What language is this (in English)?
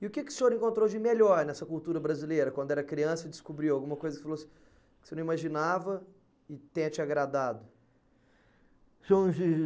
Portuguese